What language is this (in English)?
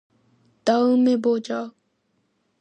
Korean